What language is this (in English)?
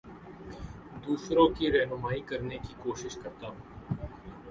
Urdu